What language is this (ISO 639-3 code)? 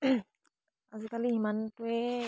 asm